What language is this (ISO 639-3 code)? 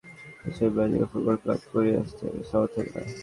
ben